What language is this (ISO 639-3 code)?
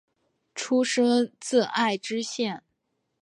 zho